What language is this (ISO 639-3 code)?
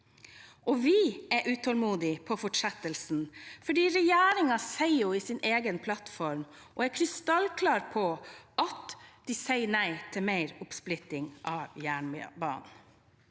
nor